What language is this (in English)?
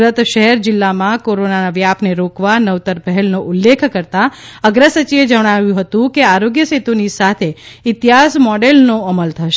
Gujarati